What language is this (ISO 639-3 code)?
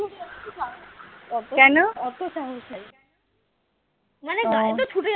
ben